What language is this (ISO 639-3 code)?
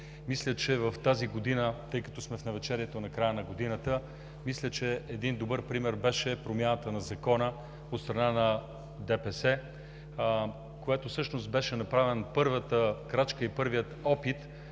bul